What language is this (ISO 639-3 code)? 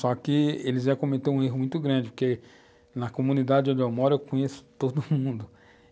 por